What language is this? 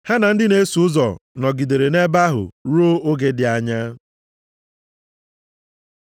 Igbo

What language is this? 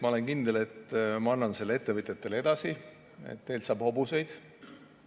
Estonian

